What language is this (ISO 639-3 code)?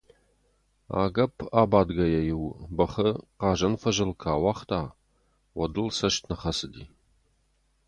oss